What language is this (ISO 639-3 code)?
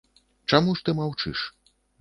bel